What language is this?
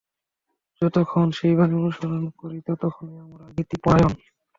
Bangla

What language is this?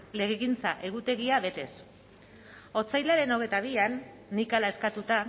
Basque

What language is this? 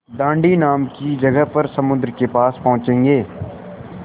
Hindi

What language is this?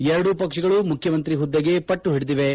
Kannada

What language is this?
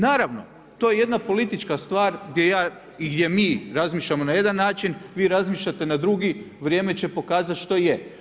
Croatian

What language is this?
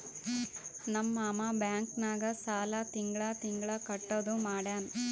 Kannada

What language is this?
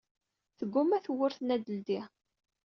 Kabyle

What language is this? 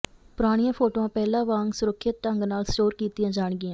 Punjabi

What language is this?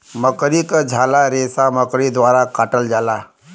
Bhojpuri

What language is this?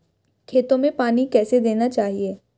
Hindi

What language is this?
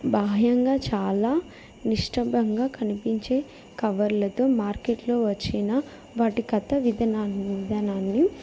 Telugu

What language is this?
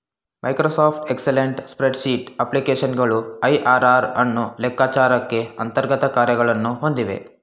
Kannada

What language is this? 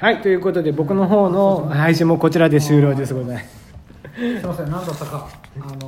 Japanese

